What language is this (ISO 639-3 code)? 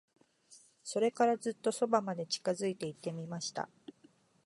jpn